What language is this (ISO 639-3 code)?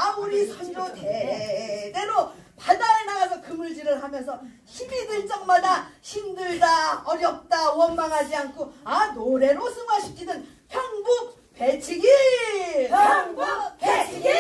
kor